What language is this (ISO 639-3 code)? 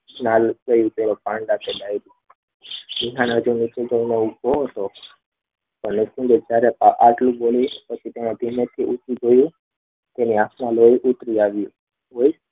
guj